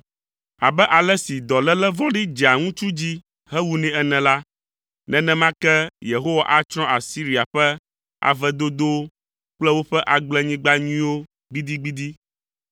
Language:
Ewe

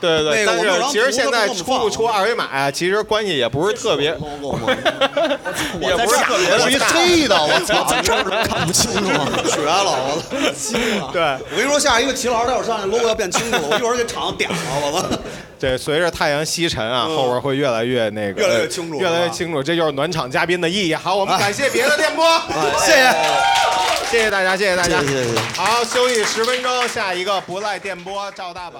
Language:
Chinese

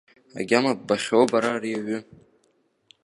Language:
Abkhazian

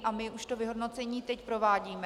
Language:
Czech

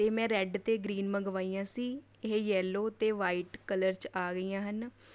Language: Punjabi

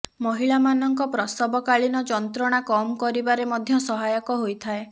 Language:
Odia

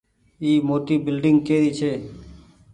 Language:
Goaria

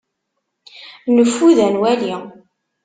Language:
Kabyle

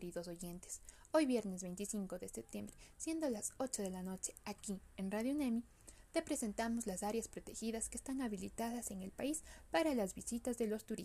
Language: Spanish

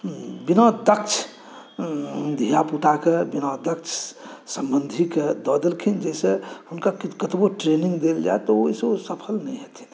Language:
Maithili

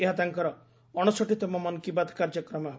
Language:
Odia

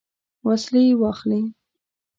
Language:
Pashto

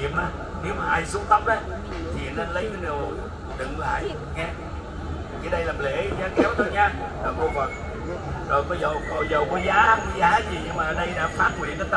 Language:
Vietnamese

